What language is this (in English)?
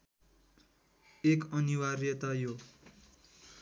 Nepali